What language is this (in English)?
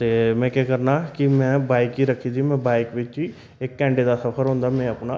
Dogri